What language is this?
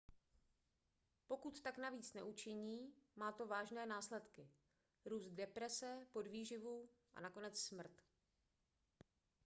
Czech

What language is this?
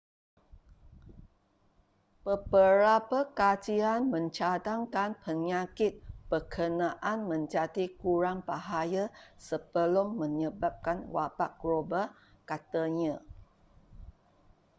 Malay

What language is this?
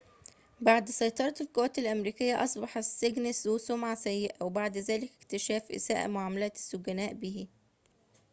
Arabic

